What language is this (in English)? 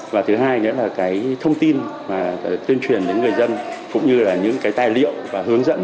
Vietnamese